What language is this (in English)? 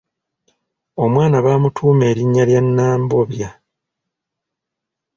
Ganda